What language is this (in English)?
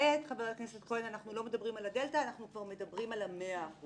Hebrew